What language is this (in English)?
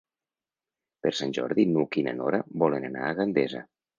Catalan